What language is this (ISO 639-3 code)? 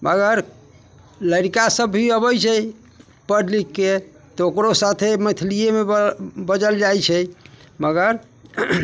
mai